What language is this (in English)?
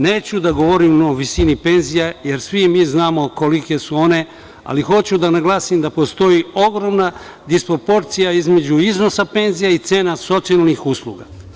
Serbian